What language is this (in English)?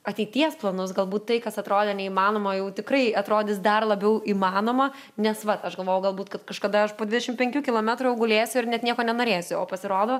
Lithuanian